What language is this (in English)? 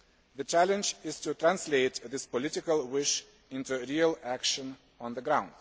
English